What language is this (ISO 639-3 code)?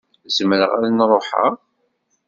kab